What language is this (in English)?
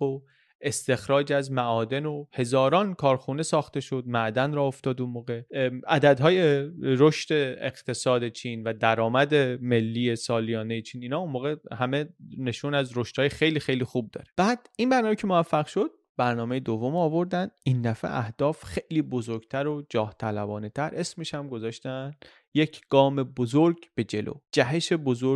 Persian